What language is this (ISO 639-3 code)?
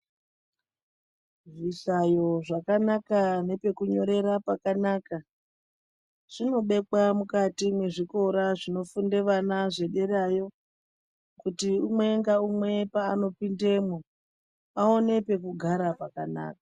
ndc